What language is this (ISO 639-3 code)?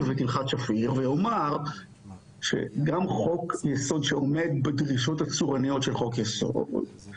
heb